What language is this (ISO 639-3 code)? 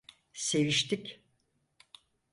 tur